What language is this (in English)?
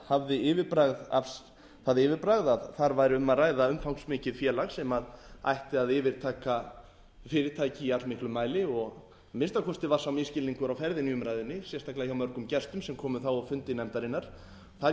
Icelandic